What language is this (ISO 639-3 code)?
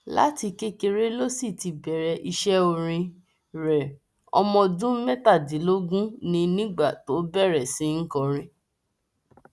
yor